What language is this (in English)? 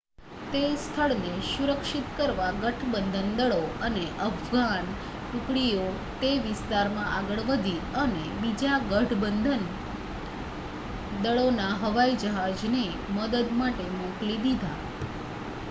Gujarati